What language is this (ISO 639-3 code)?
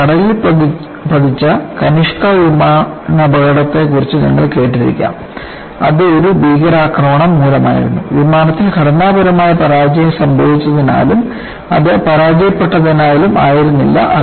mal